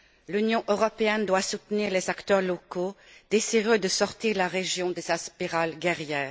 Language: French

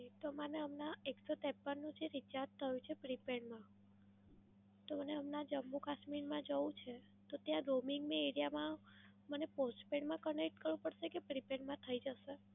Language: Gujarati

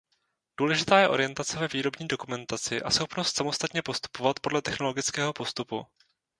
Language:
Czech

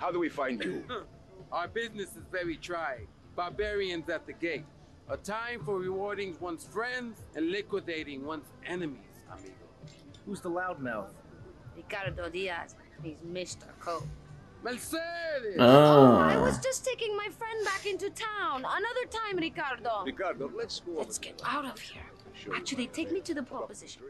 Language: English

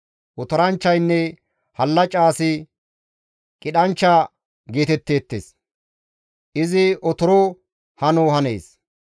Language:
Gamo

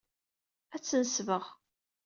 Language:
Kabyle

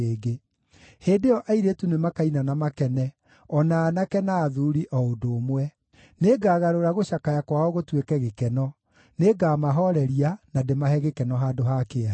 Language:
Kikuyu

